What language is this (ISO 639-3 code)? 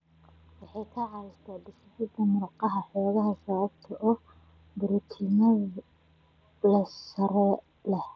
som